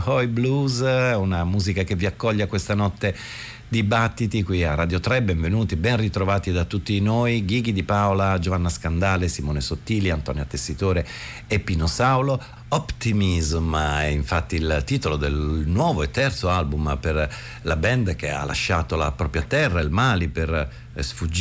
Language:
Italian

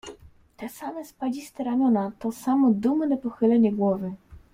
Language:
Polish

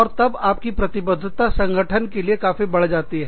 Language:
Hindi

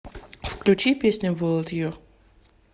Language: Russian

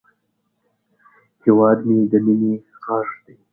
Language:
Pashto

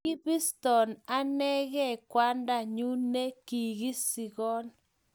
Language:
Kalenjin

